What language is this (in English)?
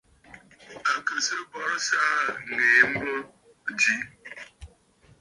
Bafut